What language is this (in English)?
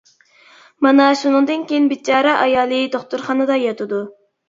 Uyghur